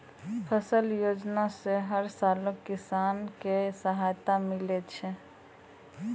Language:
Maithili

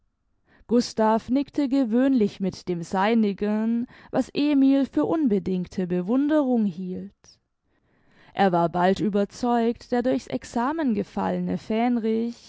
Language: German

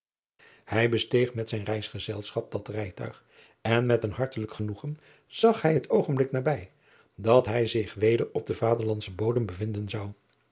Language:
Dutch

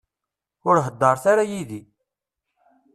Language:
Kabyle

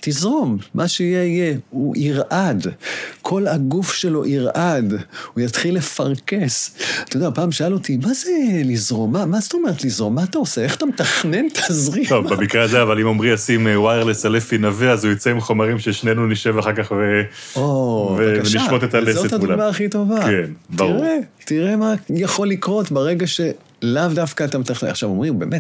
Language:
Hebrew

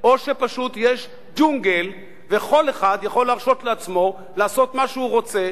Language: Hebrew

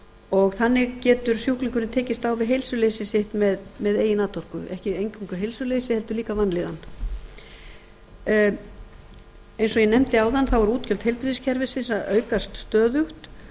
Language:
Icelandic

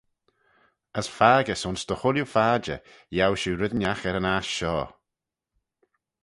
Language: Manx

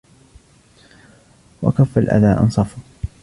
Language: Arabic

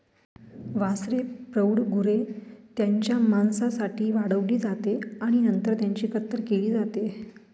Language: Marathi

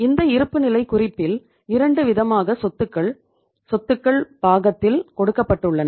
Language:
Tamil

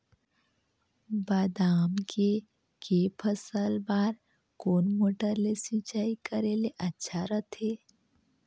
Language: Chhattisgarhi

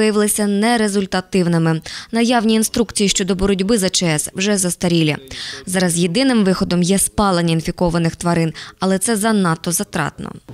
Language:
Russian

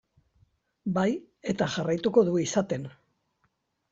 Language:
Basque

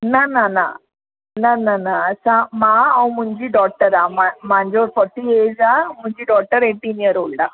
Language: Sindhi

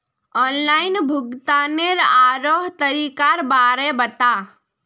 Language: Magahi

